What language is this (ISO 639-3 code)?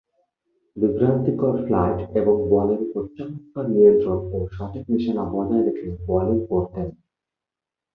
ben